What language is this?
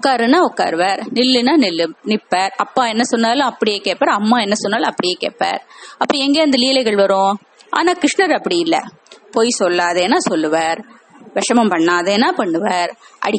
Tamil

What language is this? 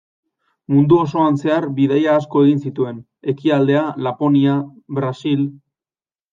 Basque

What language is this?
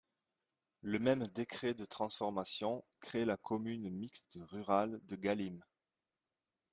French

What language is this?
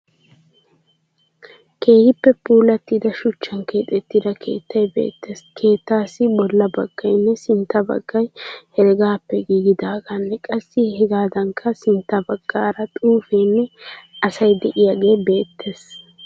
Wolaytta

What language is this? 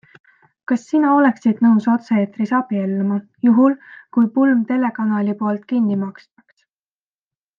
Estonian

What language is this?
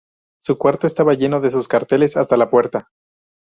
Spanish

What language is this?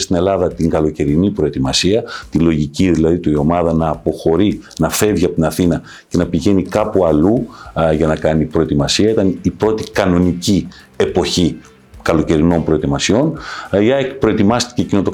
Greek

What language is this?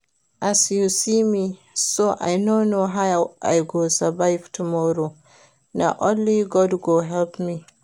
Nigerian Pidgin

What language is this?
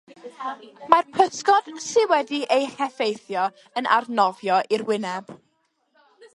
Welsh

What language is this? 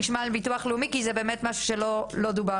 Hebrew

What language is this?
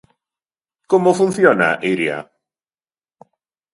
Galician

